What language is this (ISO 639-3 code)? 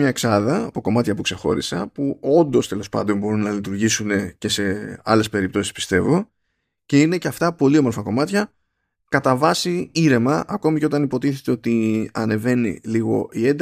ell